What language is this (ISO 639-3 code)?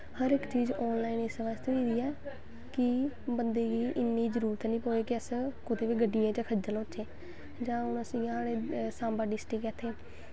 doi